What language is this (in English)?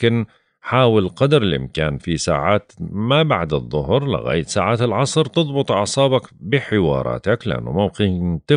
Arabic